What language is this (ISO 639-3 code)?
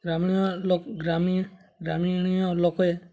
ori